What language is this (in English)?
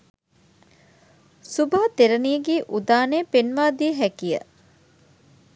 Sinhala